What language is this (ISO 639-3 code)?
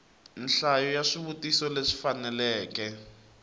tso